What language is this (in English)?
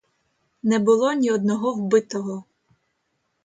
Ukrainian